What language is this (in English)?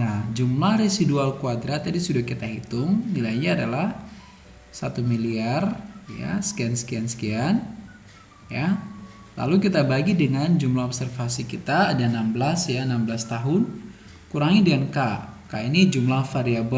Indonesian